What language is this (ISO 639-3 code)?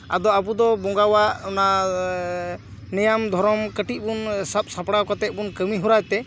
sat